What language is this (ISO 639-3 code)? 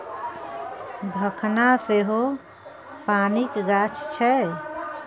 mai